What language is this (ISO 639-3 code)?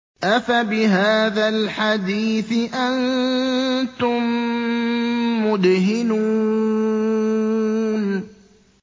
ara